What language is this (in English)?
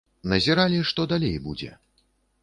Belarusian